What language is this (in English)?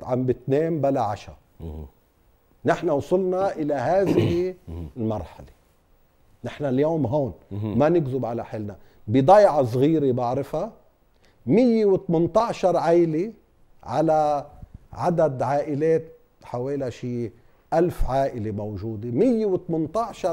Arabic